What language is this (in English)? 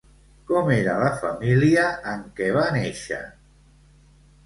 Catalan